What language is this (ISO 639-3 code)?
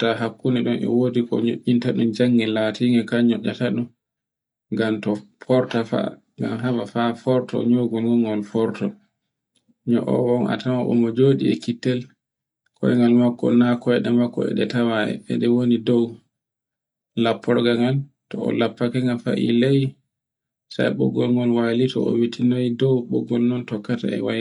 fue